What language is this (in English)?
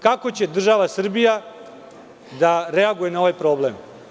Serbian